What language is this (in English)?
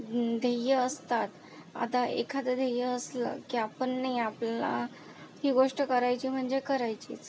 Marathi